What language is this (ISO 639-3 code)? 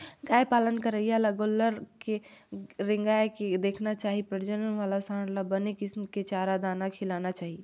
hne